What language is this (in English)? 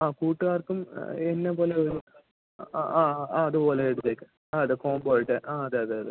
Malayalam